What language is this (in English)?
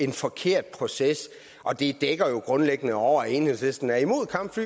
Danish